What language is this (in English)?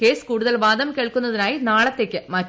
Malayalam